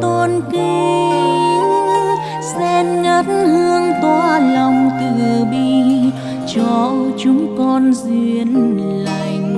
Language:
Vietnamese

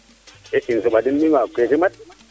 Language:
Serer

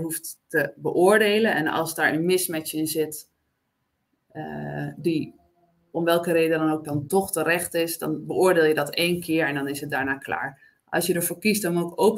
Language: Dutch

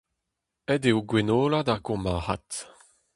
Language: Breton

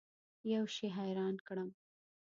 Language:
Pashto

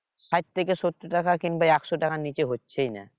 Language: Bangla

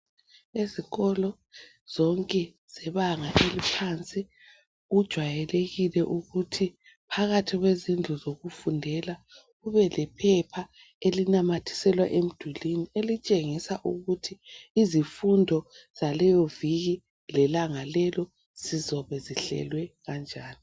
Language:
North Ndebele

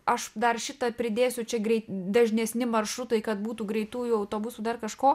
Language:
Lithuanian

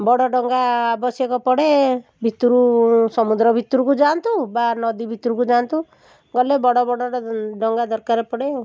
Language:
Odia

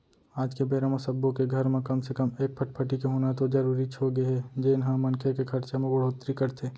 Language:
Chhattisgarhi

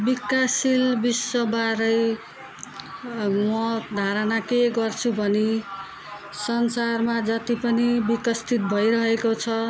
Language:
Nepali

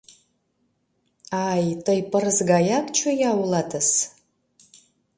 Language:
Mari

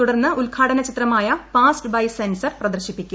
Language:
Malayalam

